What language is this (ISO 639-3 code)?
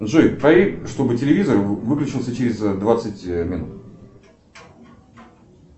rus